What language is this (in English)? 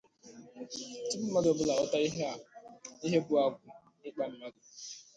Igbo